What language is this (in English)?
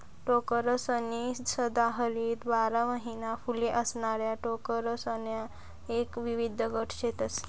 Marathi